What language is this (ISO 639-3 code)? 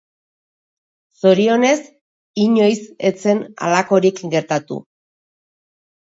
eus